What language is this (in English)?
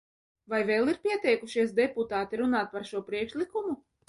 Latvian